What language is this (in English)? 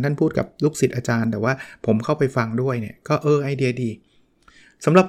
Thai